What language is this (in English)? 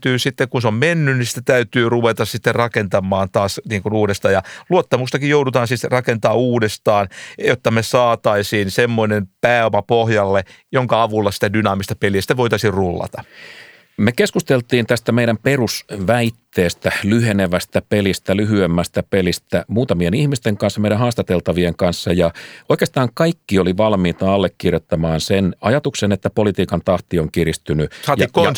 Finnish